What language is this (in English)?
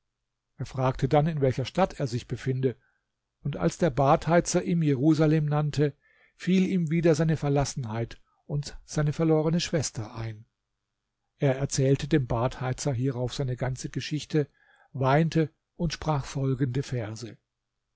German